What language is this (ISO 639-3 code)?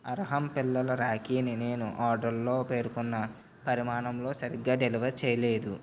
tel